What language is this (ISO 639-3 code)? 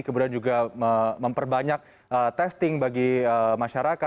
ind